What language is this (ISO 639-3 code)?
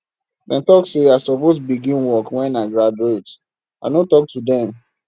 pcm